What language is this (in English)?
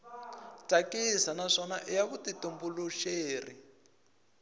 Tsonga